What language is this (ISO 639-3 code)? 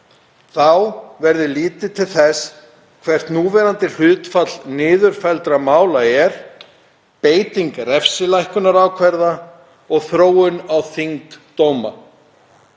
isl